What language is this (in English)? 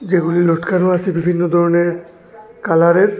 Bangla